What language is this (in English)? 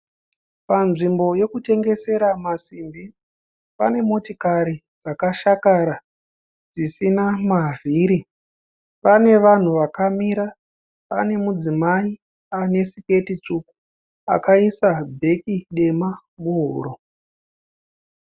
Shona